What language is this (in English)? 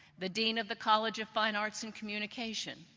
English